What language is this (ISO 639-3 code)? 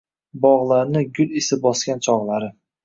uzb